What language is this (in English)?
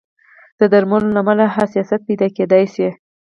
Pashto